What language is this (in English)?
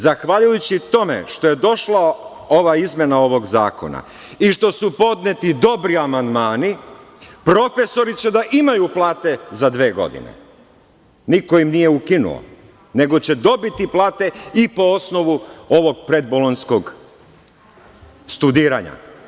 Serbian